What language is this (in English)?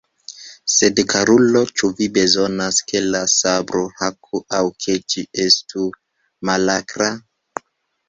Esperanto